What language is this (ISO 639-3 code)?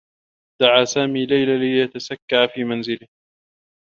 ara